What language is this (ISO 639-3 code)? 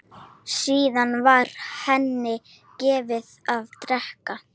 isl